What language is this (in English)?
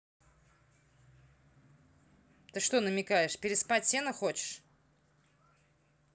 Russian